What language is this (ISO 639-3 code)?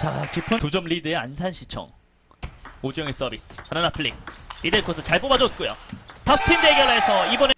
kor